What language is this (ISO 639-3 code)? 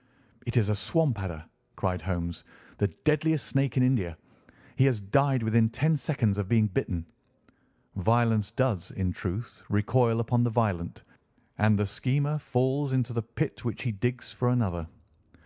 eng